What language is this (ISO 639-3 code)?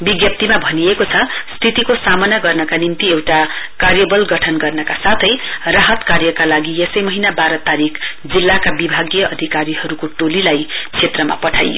nep